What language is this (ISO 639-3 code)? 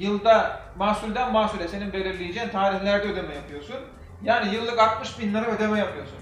tur